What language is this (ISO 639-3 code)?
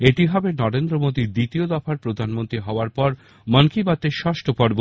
ben